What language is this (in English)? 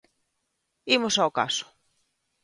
Galician